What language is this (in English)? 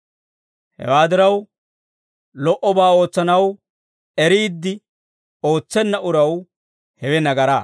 Dawro